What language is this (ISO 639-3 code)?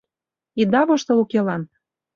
chm